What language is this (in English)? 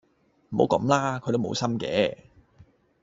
Cantonese